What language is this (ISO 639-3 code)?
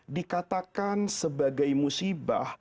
ind